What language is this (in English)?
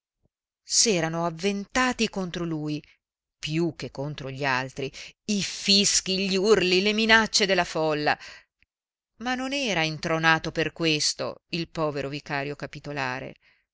Italian